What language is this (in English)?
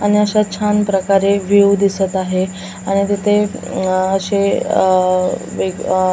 Marathi